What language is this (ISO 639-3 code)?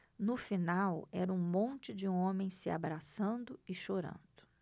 por